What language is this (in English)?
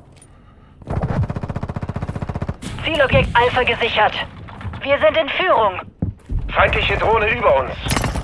German